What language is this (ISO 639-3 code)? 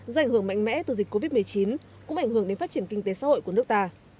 vie